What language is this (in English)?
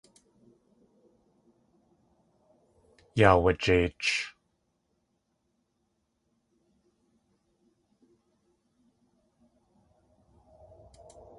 Tlingit